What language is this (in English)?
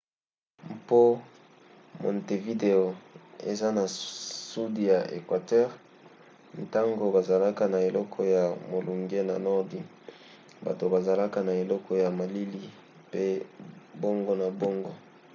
Lingala